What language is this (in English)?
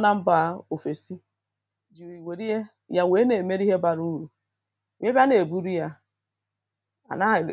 Igbo